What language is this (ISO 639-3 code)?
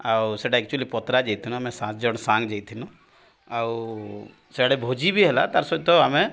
ori